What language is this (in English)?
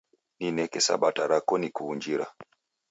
Taita